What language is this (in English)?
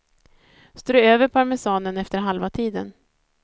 Swedish